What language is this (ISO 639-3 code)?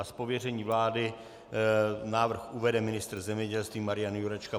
ces